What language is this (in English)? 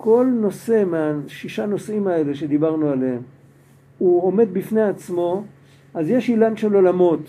Hebrew